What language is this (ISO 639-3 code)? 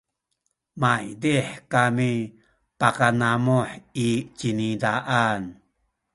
szy